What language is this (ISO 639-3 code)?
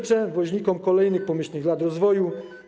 pol